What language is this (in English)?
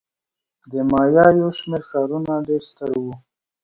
Pashto